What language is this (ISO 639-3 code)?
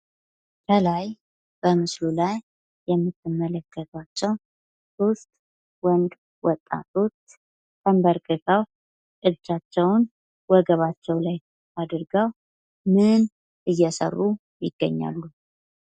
amh